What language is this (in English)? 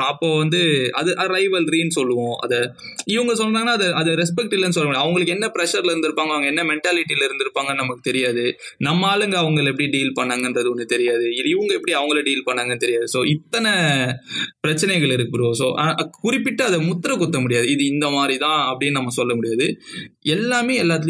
Tamil